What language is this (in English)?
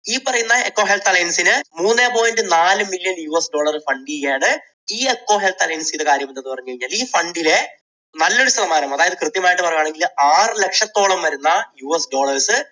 Malayalam